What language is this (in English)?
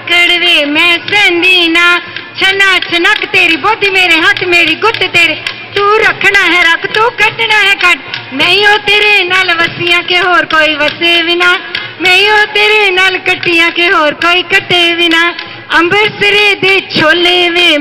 Hindi